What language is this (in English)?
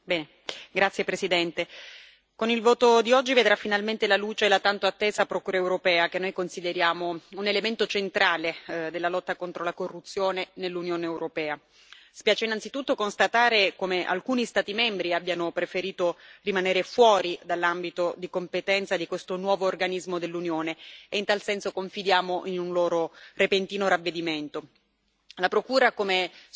Italian